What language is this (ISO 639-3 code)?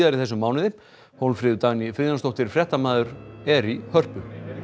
isl